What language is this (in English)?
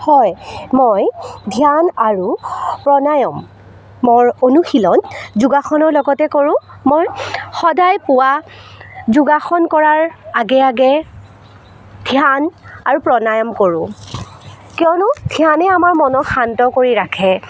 Assamese